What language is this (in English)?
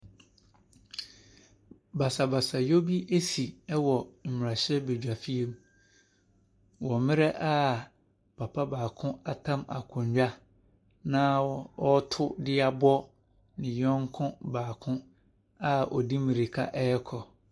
Akan